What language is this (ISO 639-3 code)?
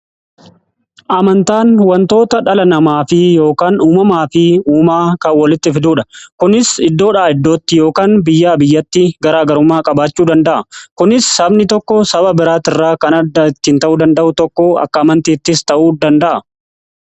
orm